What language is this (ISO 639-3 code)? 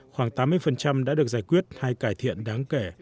vie